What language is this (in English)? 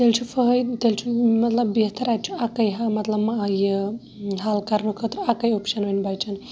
Kashmiri